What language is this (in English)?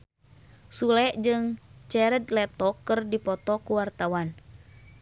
Sundanese